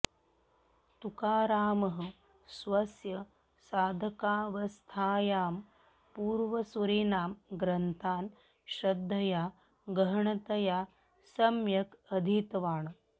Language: Sanskrit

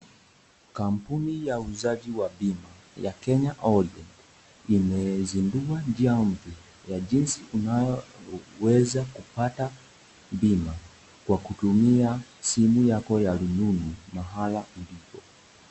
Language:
Swahili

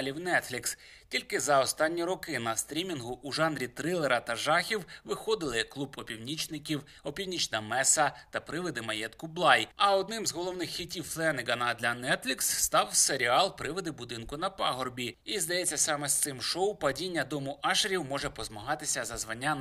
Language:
Ukrainian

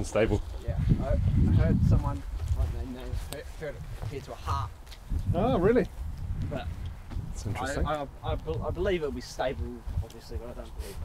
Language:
English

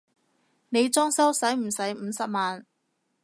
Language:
Cantonese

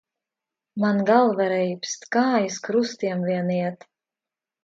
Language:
Latvian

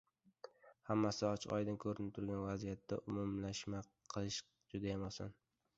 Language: Uzbek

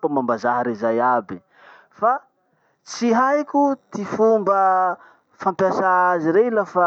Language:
Masikoro Malagasy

